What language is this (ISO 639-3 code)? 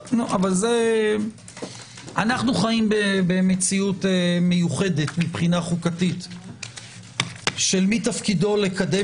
heb